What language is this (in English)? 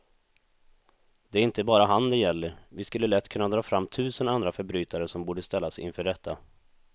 Swedish